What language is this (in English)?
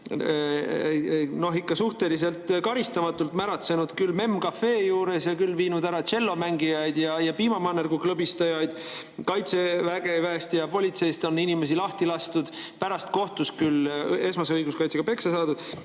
Estonian